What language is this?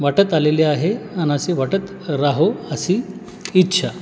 Marathi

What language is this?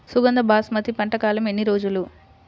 Telugu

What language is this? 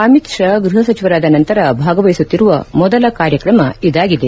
Kannada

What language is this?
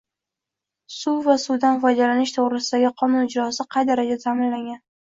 Uzbek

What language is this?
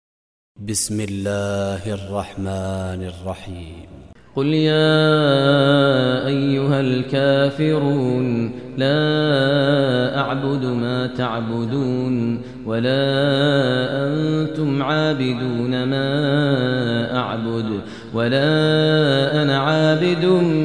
Arabic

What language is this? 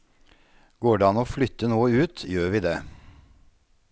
Norwegian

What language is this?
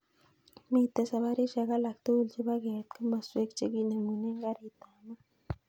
Kalenjin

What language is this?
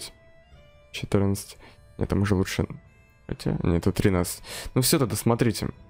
Russian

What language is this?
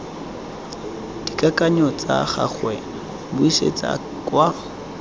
Tswana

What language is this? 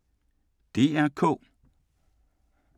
Danish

